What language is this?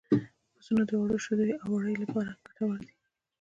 Pashto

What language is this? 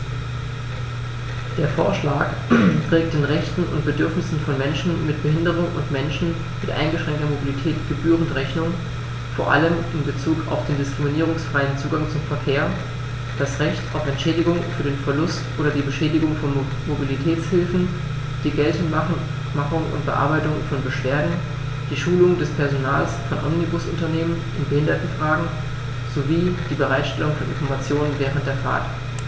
German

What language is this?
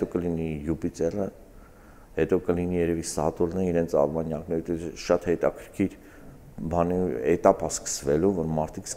Turkish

